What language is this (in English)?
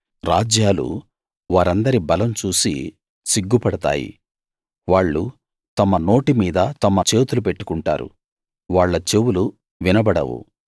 Telugu